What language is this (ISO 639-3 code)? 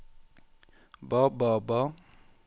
nor